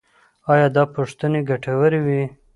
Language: Pashto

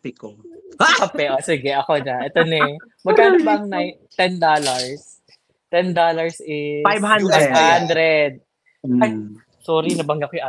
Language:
Filipino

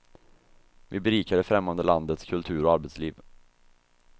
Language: Swedish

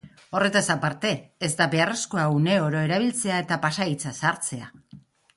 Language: Basque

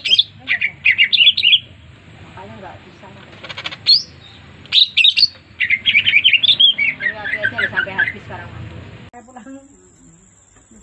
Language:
Indonesian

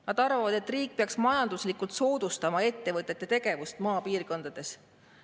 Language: Estonian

